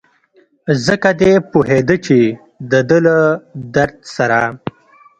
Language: Pashto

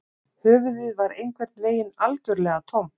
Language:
Icelandic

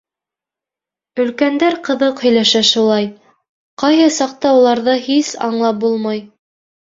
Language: Bashkir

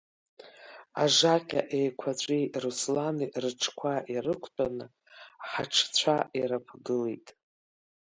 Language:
Abkhazian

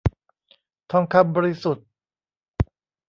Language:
Thai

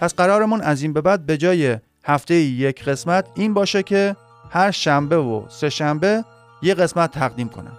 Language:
Persian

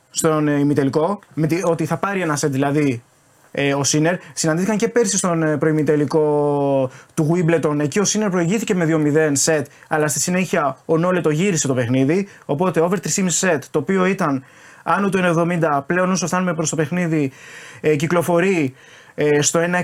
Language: Greek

